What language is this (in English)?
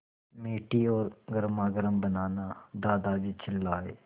Hindi